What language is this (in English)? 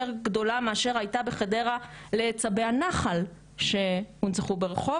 Hebrew